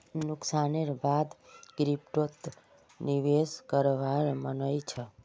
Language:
Magahi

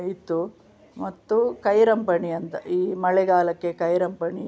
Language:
Kannada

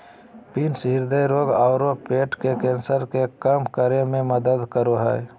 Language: Magahi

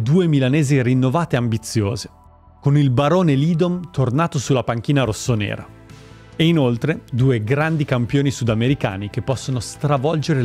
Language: Italian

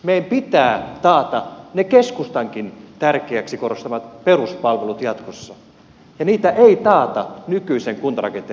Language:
Finnish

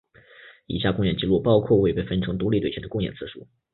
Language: Chinese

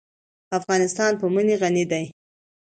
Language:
Pashto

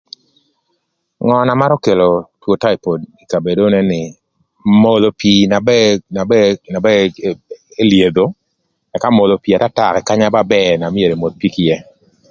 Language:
Thur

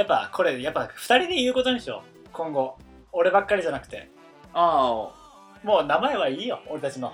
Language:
Japanese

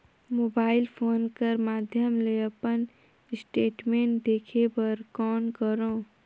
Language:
Chhattisgarhi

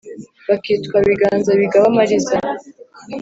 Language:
Kinyarwanda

